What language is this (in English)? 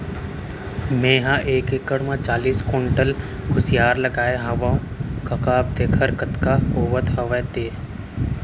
Chhattisgarhi